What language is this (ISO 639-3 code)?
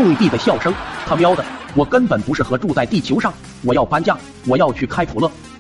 zho